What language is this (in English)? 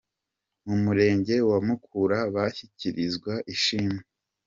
Kinyarwanda